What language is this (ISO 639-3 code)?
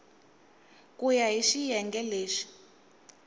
tso